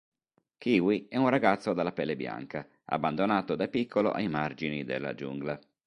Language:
Italian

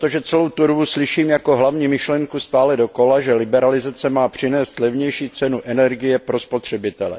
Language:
Czech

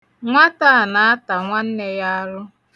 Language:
Igbo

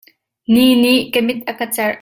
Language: Hakha Chin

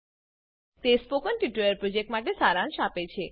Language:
Gujarati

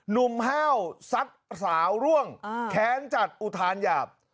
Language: Thai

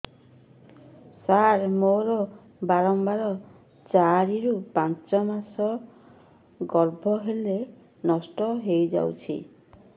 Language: Odia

